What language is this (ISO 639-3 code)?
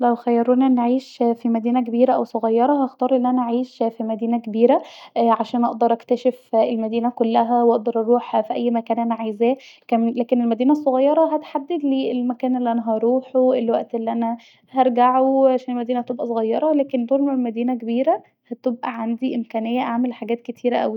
arz